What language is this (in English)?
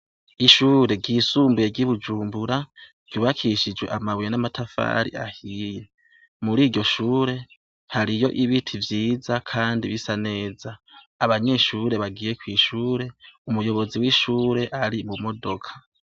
Rundi